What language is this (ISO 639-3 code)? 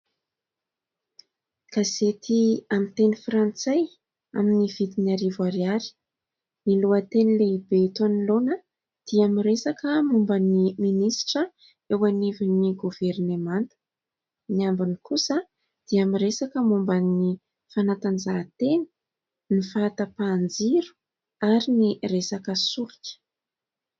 mlg